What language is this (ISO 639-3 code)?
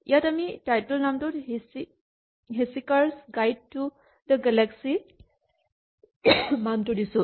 asm